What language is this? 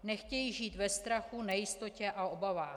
Czech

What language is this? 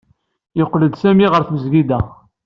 Kabyle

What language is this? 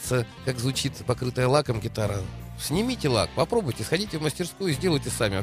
Russian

